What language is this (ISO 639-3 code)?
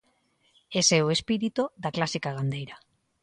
glg